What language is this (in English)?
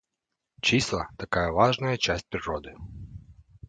Russian